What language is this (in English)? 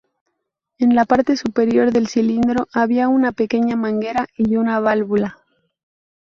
Spanish